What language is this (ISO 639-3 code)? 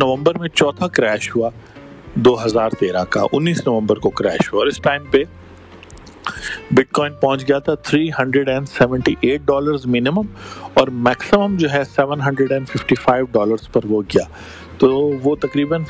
urd